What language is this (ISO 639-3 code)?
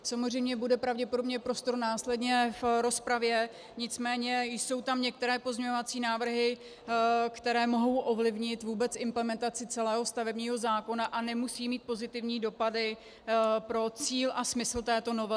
ces